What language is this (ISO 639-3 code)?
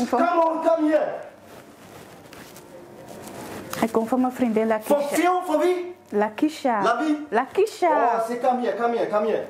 nld